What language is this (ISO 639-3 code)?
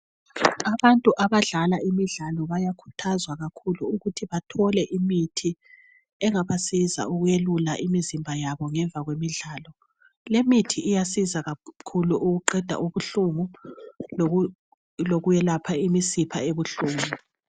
nde